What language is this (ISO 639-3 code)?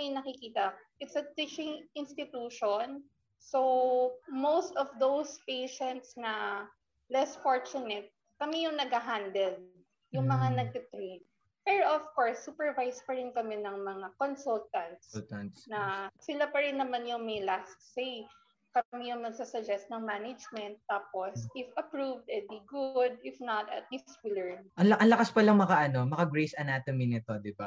fil